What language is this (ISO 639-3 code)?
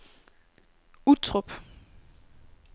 dan